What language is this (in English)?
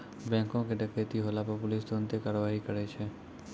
Maithili